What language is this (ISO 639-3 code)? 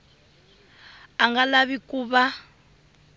tso